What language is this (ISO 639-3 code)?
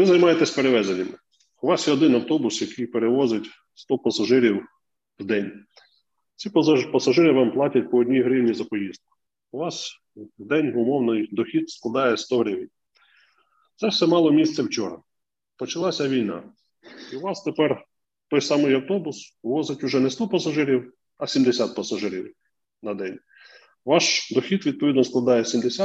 ukr